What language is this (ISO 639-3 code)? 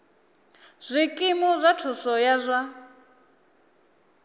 ven